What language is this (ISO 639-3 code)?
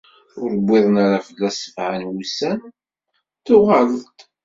kab